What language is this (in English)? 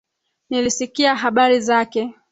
Swahili